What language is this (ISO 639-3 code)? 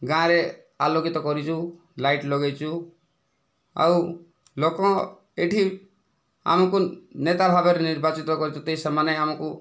ori